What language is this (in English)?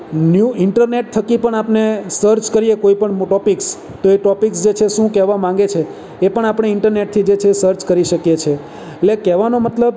Gujarati